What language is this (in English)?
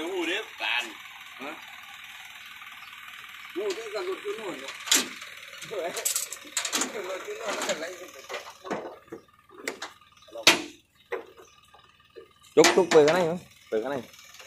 Thai